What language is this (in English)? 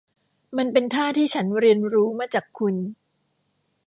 Thai